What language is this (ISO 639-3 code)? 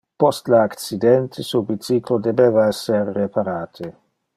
ina